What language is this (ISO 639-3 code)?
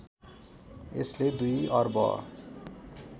nep